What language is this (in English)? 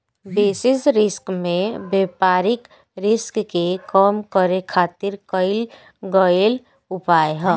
Bhojpuri